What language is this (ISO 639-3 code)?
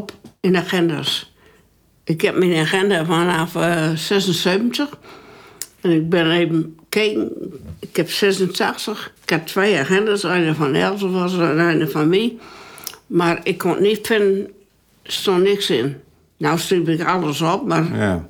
nld